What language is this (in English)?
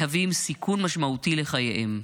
Hebrew